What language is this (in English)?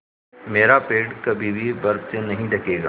Hindi